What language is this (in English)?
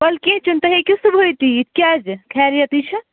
Kashmiri